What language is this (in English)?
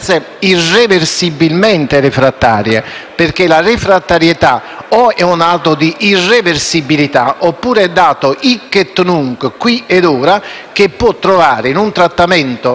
Italian